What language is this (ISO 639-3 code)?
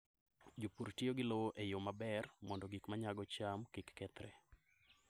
luo